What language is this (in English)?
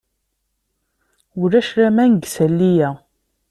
Kabyle